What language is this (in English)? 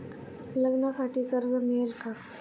Marathi